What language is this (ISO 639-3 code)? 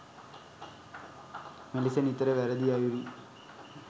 sin